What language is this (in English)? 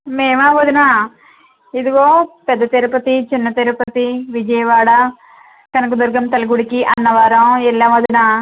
Telugu